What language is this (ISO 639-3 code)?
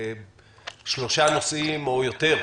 heb